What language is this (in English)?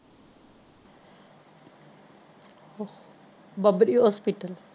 Punjabi